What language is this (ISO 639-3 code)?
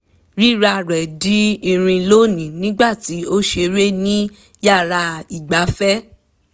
yor